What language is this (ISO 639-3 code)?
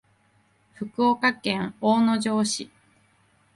jpn